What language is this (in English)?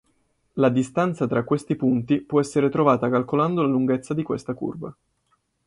Italian